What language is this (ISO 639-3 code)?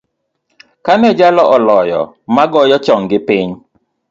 luo